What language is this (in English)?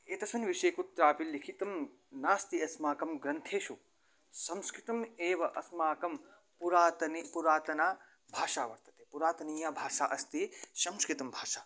Sanskrit